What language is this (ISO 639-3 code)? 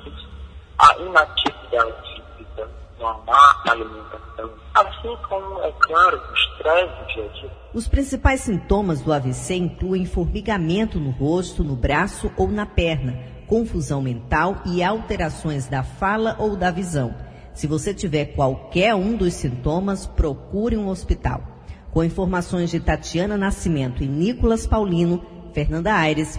por